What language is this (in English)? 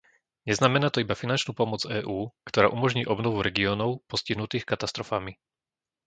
Slovak